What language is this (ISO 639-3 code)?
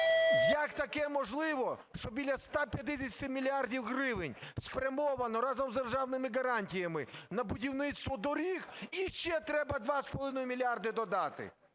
ukr